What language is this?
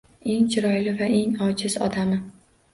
Uzbek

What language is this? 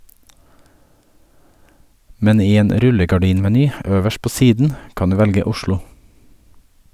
Norwegian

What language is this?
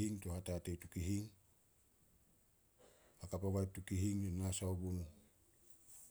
Solos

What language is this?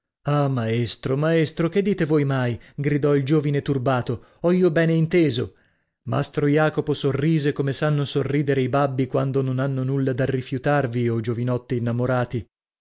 Italian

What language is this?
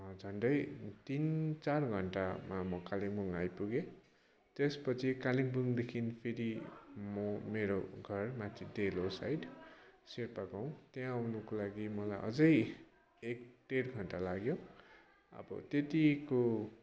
Nepali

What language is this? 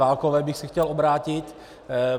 Czech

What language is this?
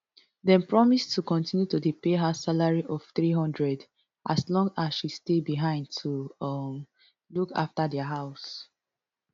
Nigerian Pidgin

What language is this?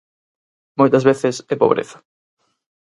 Galician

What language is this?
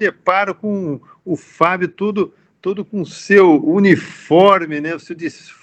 Portuguese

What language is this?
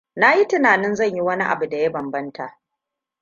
Hausa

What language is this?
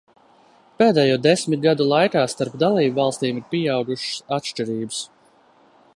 Latvian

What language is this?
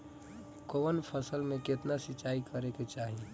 Bhojpuri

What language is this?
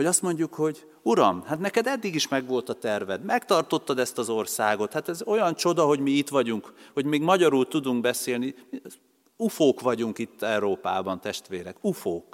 Hungarian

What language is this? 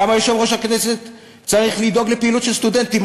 Hebrew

